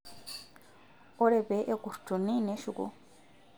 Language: Masai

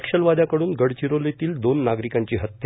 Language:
Marathi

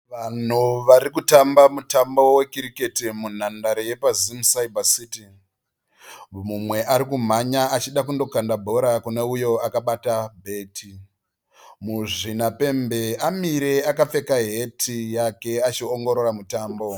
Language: Shona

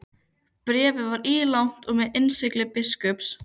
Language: Icelandic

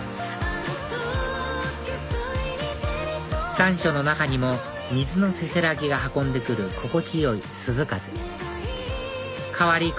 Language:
Japanese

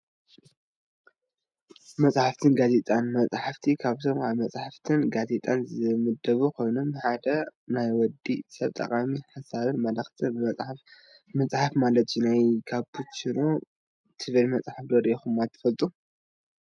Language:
Tigrinya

